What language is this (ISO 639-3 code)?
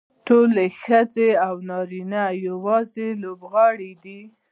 pus